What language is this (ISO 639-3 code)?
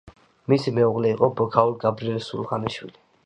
kat